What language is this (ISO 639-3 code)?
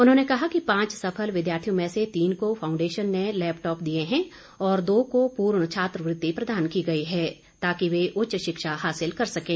hin